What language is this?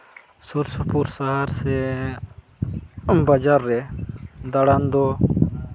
Santali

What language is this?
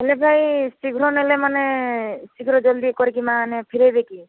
Odia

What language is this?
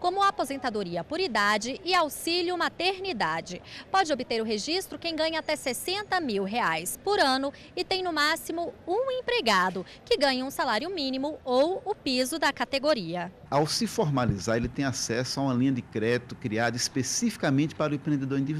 Portuguese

